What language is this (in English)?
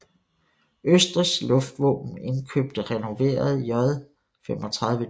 Danish